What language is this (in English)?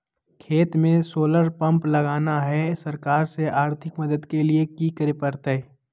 Magahi